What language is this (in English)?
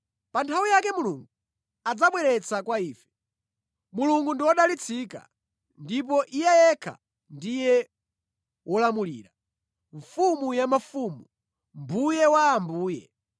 Nyanja